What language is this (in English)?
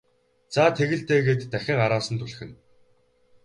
Mongolian